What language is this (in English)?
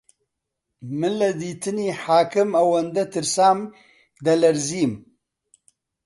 Central Kurdish